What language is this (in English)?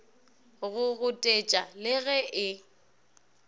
Northern Sotho